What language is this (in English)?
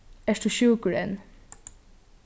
Faroese